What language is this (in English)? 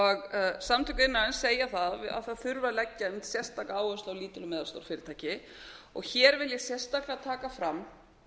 Icelandic